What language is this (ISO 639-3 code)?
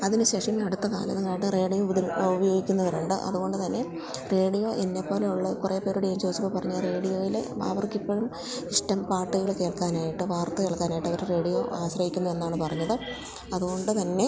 mal